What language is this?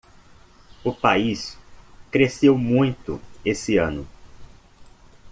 Portuguese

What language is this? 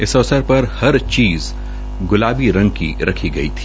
Hindi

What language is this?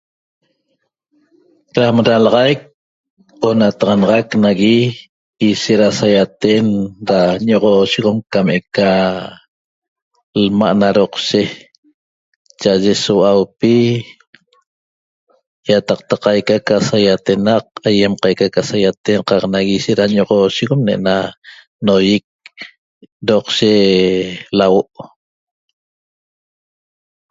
Toba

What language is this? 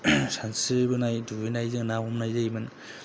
Bodo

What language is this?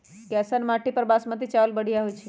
Magahi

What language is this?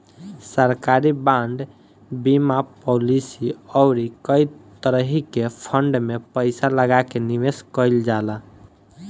Bhojpuri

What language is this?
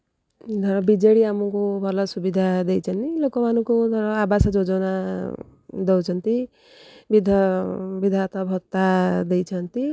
Odia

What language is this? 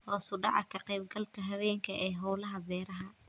Somali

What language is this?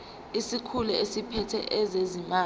Zulu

